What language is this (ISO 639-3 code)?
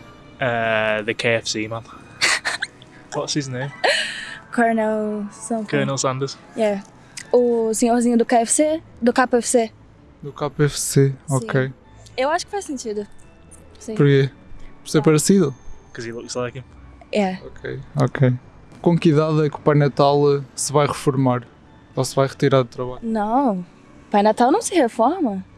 por